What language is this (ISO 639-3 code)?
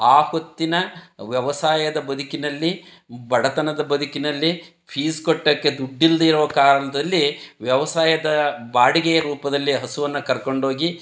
kan